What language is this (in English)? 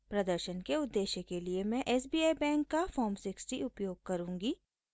Hindi